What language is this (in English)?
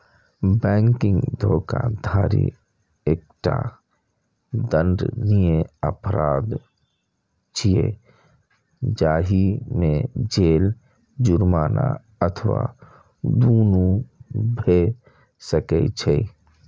Maithili